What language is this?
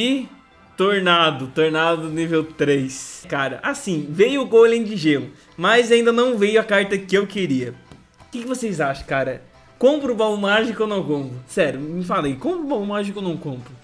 Portuguese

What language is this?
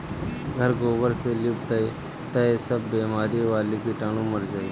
Bhojpuri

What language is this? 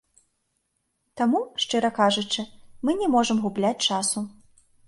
Belarusian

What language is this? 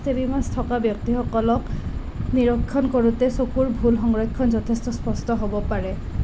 Assamese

